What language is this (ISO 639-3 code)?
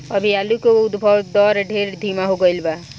bho